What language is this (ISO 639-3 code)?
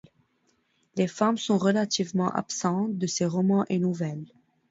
fra